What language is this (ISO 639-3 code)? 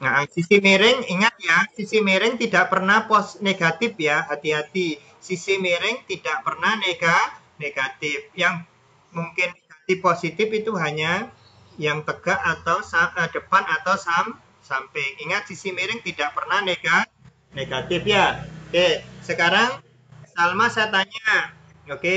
ind